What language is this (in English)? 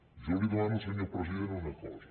Catalan